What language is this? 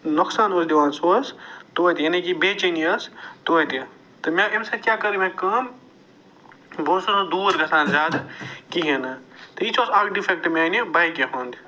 Kashmiri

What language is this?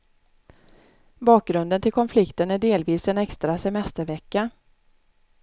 Swedish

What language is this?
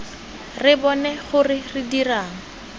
Tswana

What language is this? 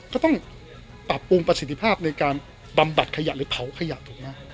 Thai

